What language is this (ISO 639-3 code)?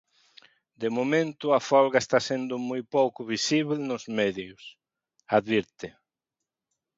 glg